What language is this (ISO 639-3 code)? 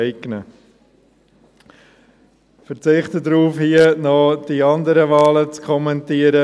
gsw